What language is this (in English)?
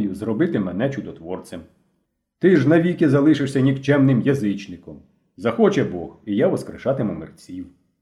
Ukrainian